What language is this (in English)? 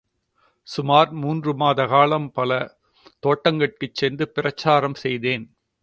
Tamil